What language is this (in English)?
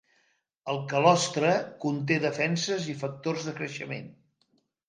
Catalan